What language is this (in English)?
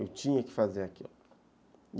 Portuguese